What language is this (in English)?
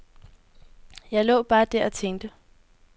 Danish